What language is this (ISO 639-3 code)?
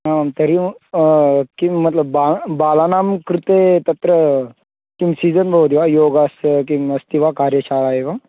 san